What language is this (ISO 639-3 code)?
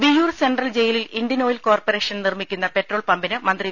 mal